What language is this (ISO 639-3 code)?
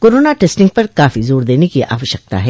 hin